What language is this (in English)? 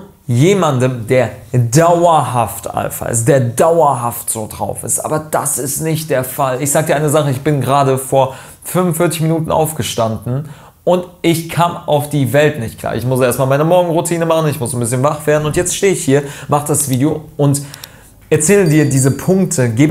German